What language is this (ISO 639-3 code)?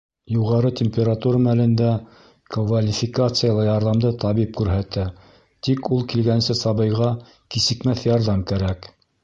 bak